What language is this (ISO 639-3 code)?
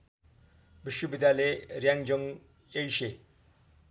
nep